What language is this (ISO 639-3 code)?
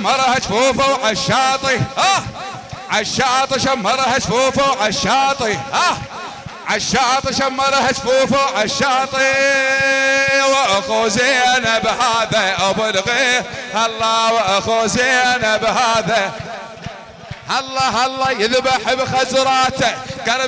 ara